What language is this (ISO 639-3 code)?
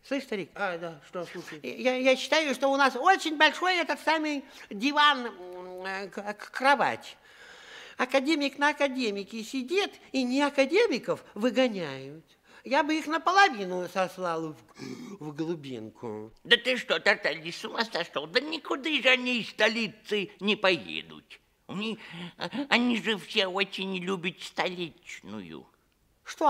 rus